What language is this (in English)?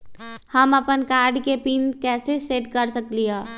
Magahi